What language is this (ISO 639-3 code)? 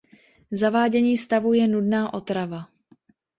ces